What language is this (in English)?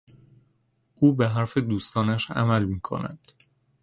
Persian